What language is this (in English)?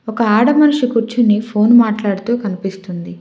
Telugu